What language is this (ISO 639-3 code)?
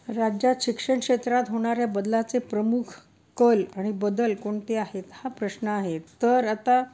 mar